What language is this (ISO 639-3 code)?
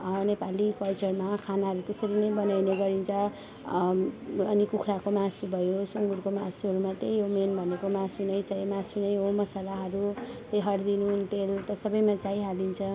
nep